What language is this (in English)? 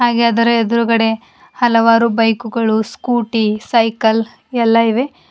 Kannada